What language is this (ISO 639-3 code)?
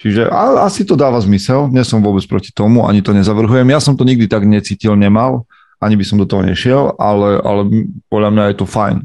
slk